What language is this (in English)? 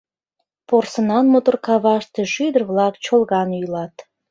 Mari